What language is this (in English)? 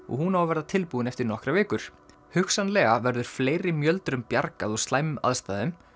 Icelandic